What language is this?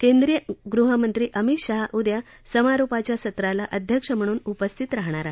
Marathi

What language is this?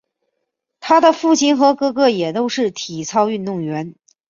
Chinese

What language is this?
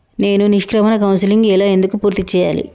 Telugu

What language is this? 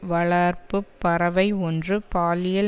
Tamil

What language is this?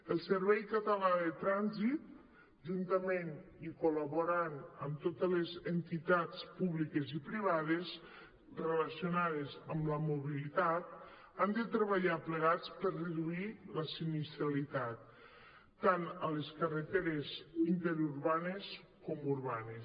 Catalan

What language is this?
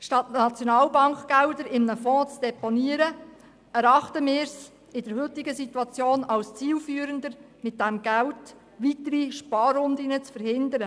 Swiss German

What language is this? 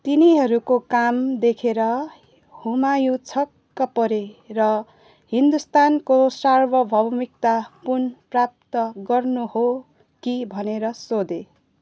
Nepali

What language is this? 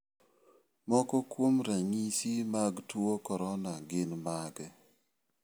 Luo (Kenya and Tanzania)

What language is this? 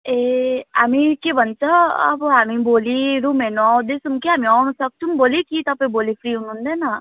Nepali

